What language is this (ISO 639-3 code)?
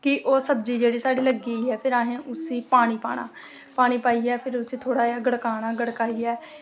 doi